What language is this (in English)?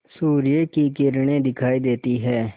Hindi